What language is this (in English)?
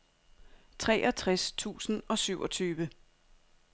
Danish